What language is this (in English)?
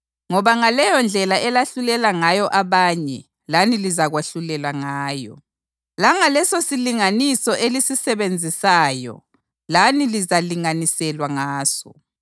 North Ndebele